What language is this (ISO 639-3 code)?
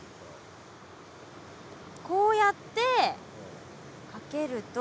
jpn